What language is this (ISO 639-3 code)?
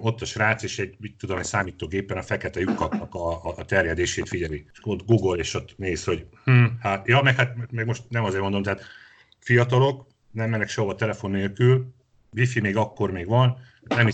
hun